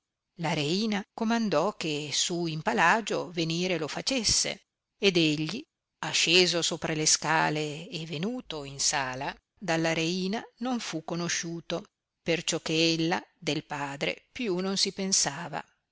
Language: Italian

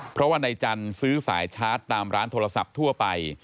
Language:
Thai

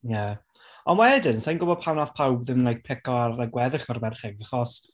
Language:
Welsh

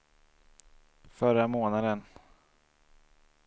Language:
Swedish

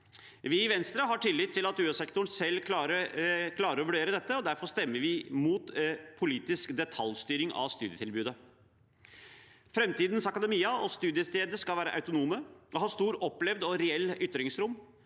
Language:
Norwegian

